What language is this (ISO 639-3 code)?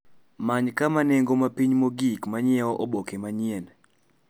luo